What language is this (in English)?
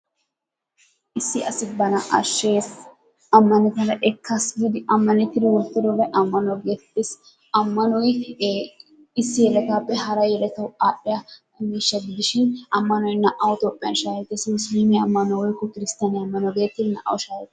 Wolaytta